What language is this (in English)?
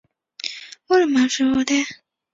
Chinese